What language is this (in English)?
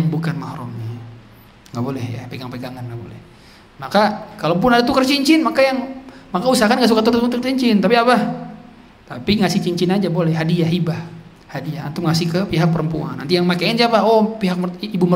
Indonesian